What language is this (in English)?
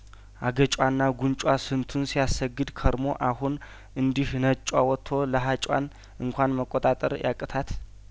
Amharic